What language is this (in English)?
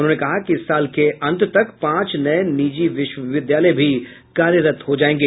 Hindi